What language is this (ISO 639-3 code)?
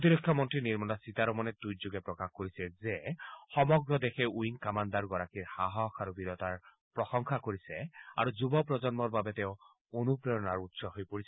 asm